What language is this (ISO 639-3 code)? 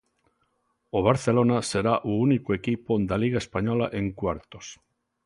glg